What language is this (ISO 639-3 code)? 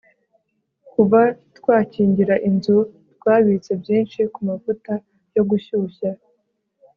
kin